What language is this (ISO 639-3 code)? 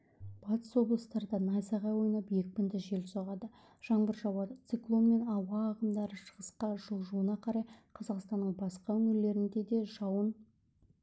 kaz